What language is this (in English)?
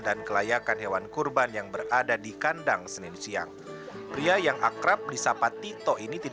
Indonesian